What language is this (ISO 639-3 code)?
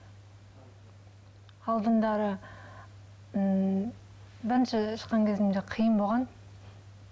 kaz